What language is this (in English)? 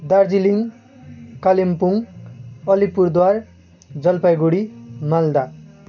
Nepali